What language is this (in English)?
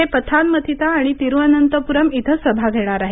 Marathi